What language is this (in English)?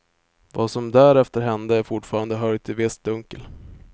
Swedish